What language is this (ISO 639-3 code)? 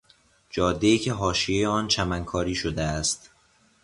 fas